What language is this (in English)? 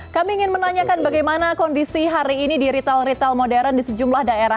Indonesian